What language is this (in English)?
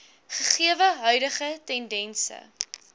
Afrikaans